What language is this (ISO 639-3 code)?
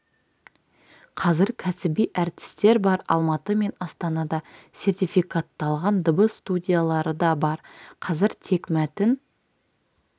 kaz